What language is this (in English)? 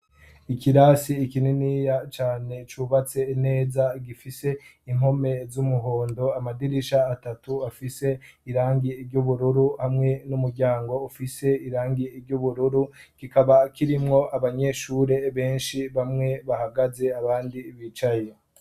Rundi